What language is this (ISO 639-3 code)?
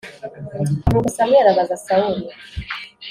kin